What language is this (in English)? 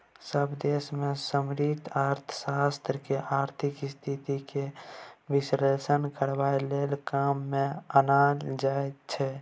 Maithili